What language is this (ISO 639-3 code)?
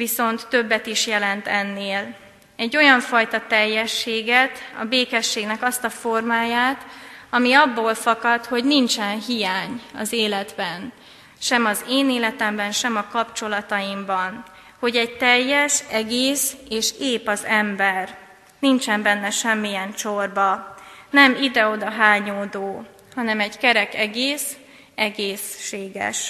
hun